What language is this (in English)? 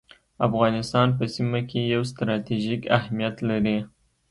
Pashto